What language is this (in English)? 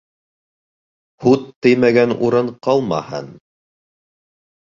Bashkir